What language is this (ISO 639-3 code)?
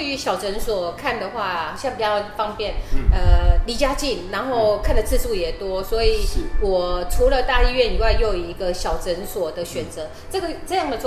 zho